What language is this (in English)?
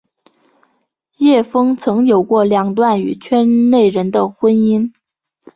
Chinese